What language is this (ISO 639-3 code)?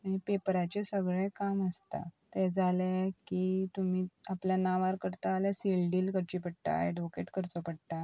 kok